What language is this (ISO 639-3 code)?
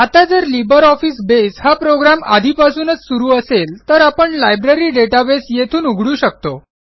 mar